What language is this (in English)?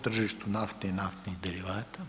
Croatian